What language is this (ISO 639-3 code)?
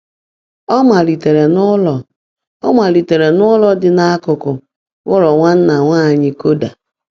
ibo